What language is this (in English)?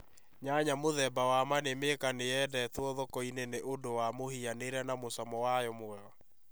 Kikuyu